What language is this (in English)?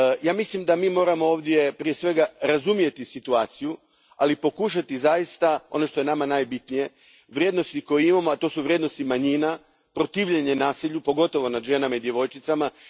Croatian